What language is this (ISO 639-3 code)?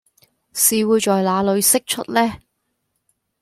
zho